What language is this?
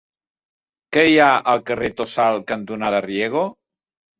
Catalan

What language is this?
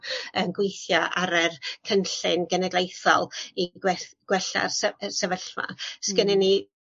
Welsh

